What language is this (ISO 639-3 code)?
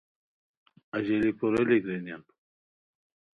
khw